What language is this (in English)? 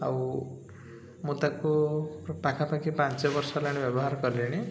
Odia